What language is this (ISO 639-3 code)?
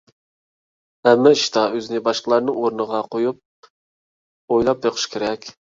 uig